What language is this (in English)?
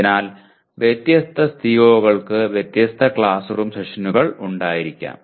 Malayalam